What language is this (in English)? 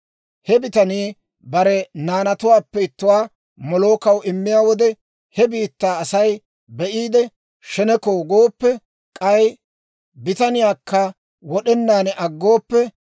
Dawro